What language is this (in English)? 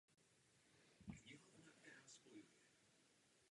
Czech